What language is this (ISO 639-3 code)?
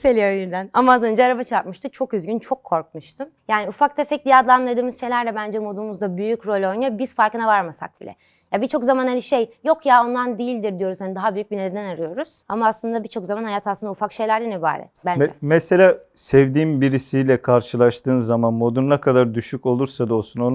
tur